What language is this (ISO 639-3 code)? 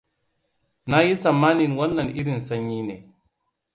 hau